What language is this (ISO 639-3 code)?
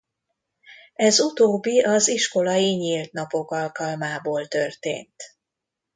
hun